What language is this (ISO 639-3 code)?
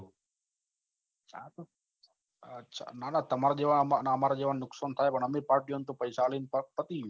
guj